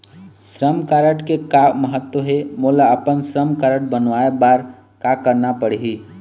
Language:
Chhattisgarhi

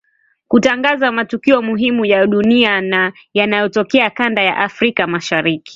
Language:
Swahili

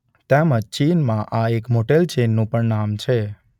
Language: Gujarati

